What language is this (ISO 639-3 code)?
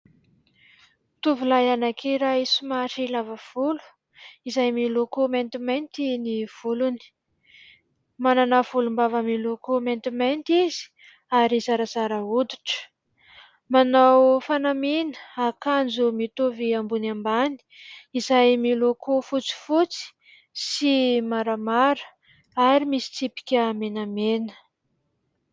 mlg